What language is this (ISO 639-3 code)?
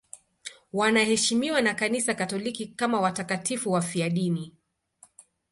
swa